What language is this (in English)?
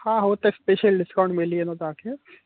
Sindhi